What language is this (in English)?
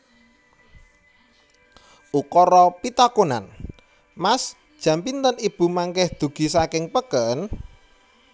Javanese